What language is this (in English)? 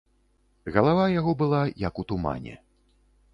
Belarusian